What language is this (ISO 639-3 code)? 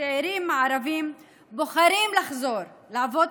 heb